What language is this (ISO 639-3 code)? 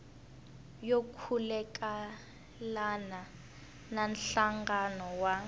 tso